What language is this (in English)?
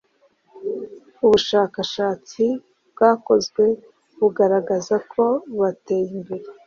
Kinyarwanda